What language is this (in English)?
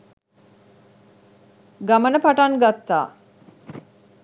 Sinhala